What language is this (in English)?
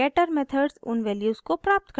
Hindi